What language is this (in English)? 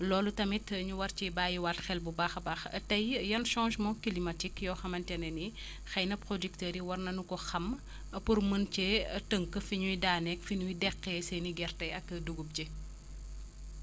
Wolof